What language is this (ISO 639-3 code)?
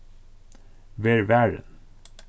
fao